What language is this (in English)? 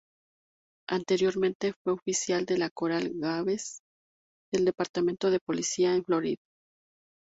Spanish